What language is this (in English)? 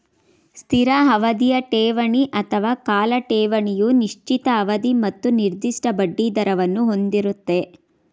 Kannada